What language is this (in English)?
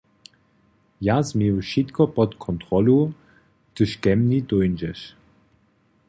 Upper Sorbian